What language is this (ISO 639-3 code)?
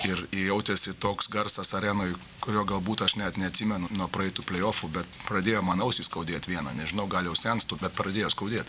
lit